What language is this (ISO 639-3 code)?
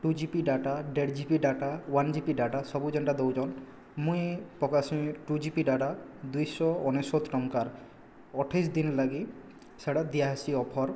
ori